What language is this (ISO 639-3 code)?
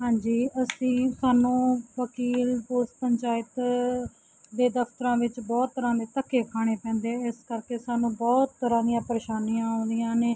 pan